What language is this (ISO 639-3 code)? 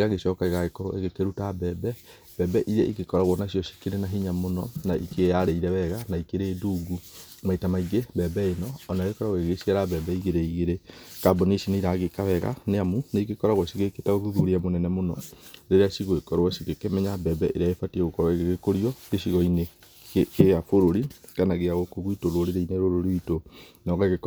kik